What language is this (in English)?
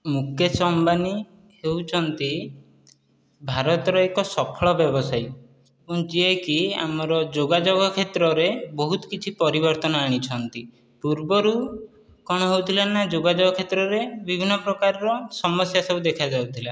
Odia